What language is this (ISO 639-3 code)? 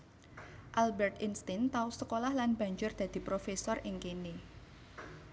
jav